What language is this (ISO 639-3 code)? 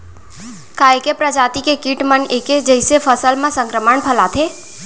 hne